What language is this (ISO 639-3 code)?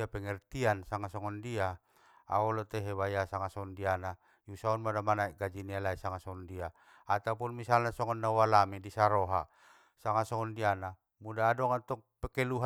btm